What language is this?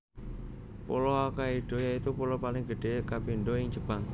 Javanese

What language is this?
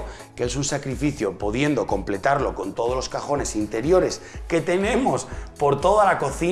Spanish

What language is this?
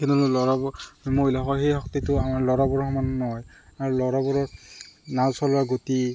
Assamese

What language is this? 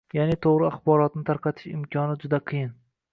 Uzbek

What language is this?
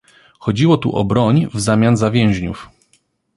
Polish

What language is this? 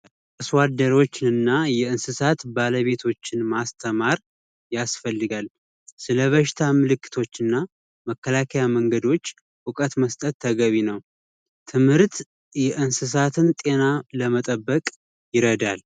Amharic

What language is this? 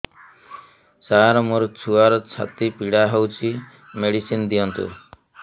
Odia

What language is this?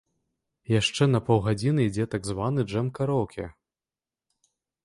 Belarusian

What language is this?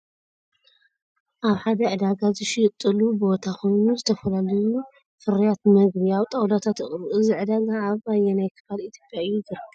Tigrinya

